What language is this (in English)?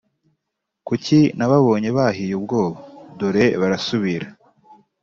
Kinyarwanda